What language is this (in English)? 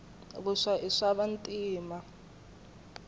Tsonga